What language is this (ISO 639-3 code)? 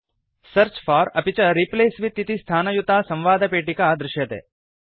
san